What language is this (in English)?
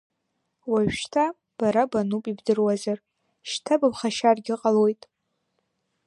Abkhazian